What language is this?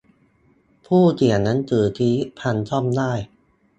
Thai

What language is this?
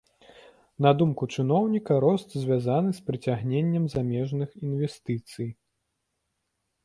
Belarusian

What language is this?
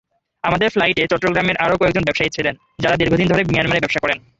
Bangla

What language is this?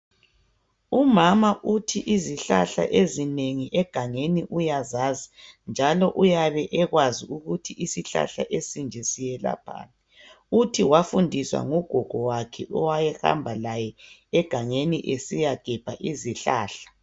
North Ndebele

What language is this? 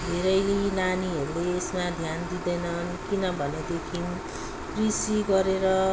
Nepali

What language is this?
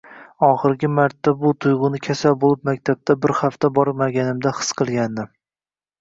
Uzbek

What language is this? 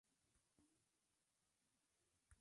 Spanish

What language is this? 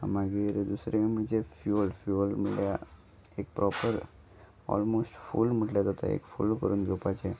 Konkani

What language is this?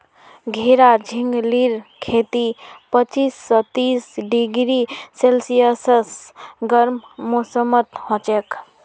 Magahi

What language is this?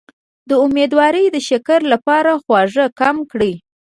Pashto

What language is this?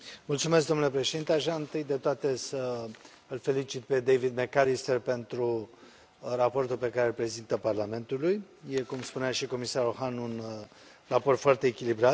Romanian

